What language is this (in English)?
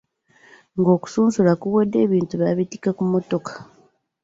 Ganda